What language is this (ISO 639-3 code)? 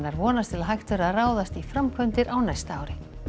isl